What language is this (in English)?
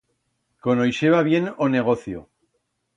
Aragonese